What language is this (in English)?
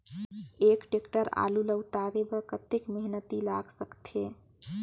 Chhattisgarhi